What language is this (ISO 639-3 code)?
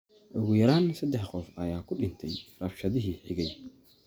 som